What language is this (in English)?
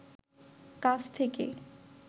Bangla